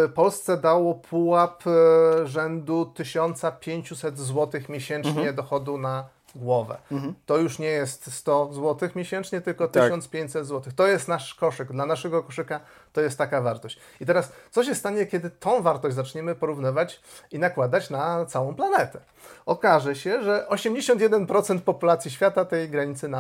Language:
Polish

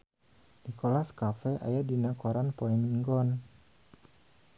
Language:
Sundanese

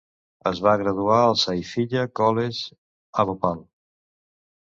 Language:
Catalan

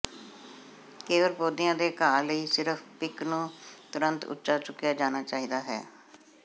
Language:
Punjabi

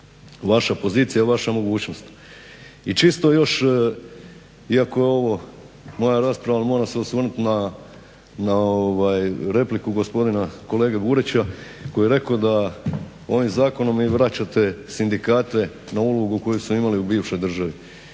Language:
Croatian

